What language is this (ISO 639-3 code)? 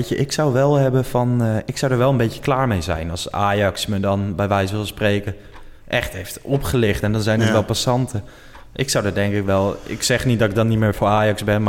nld